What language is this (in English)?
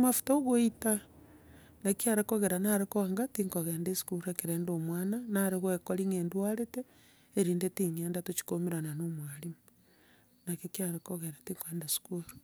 Gusii